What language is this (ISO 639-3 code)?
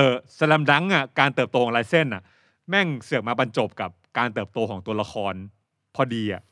tha